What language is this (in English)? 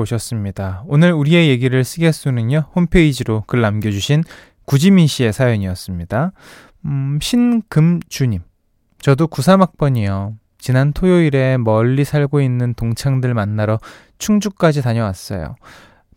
Korean